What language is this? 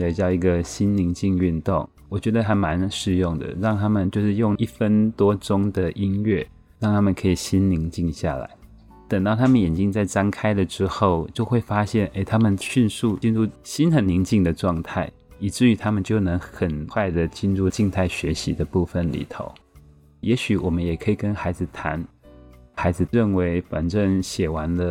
Chinese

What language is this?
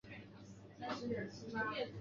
Chinese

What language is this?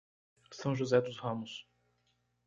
Portuguese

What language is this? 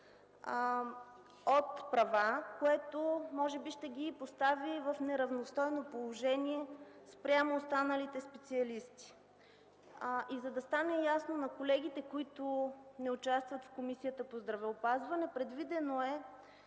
Bulgarian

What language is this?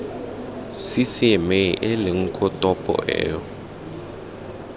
Tswana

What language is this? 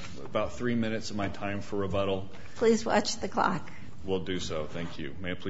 English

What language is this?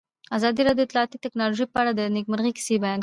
Pashto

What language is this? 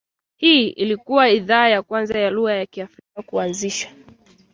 Swahili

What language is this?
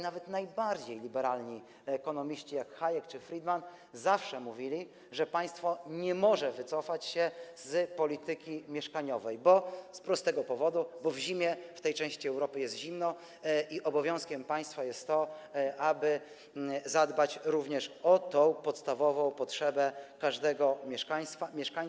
Polish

